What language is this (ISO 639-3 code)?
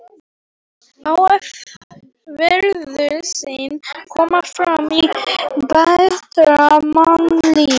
isl